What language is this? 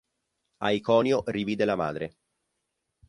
Italian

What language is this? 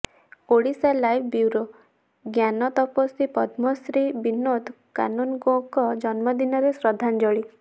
Odia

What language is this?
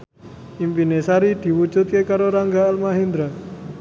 Javanese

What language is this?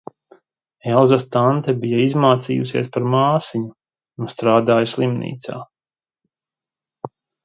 Latvian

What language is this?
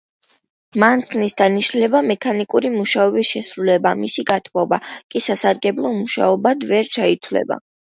Georgian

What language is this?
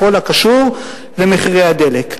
Hebrew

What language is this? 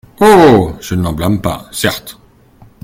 French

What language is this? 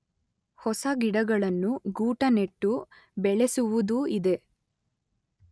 Kannada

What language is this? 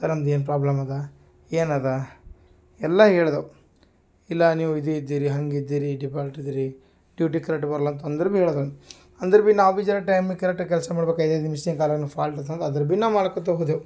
Kannada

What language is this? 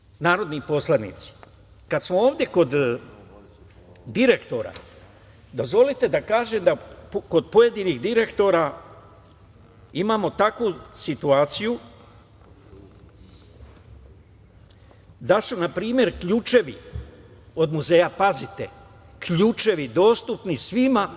Serbian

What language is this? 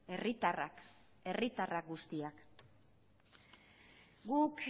Basque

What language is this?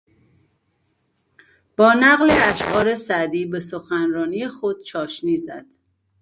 Persian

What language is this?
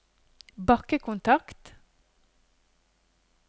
Norwegian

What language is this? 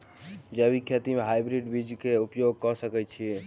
Maithili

